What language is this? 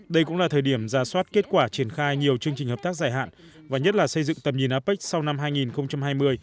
Vietnamese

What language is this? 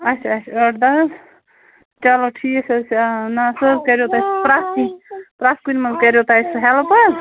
Kashmiri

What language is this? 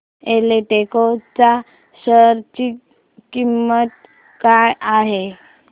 Marathi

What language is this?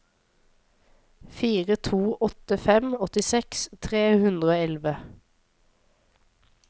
Norwegian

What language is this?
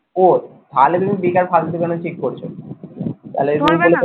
Bangla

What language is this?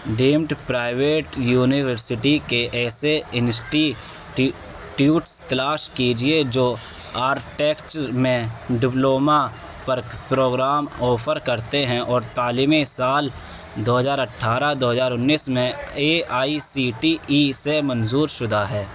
Urdu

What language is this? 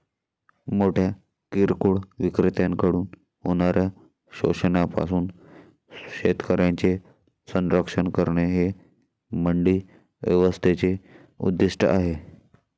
Marathi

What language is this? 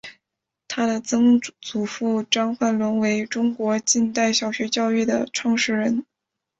Chinese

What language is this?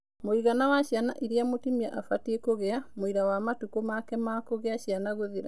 Kikuyu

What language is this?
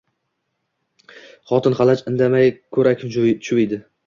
Uzbek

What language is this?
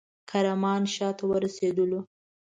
Pashto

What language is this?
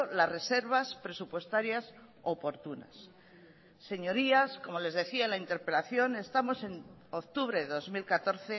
Spanish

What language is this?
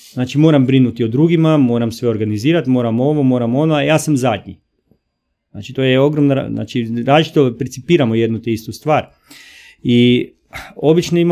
Croatian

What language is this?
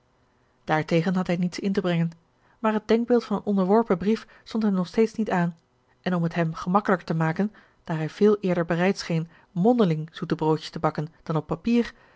Dutch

